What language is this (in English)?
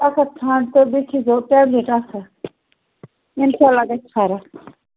Kashmiri